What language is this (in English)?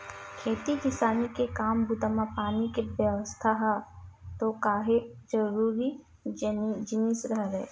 Chhattisgarhi